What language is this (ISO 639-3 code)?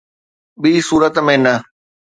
snd